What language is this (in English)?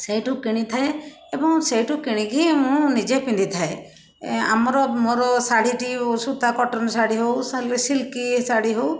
Odia